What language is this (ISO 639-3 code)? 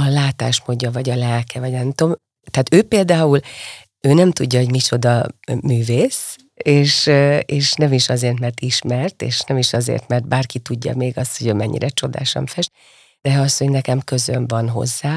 hun